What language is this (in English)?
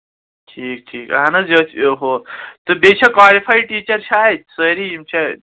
Kashmiri